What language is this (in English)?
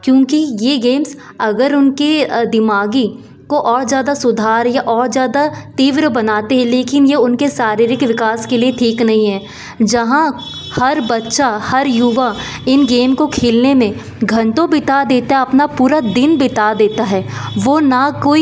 Hindi